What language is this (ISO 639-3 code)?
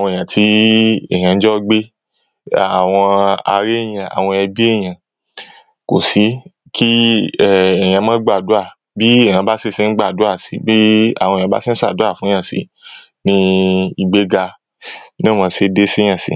yor